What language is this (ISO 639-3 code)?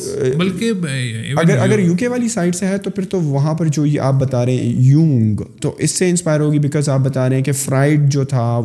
urd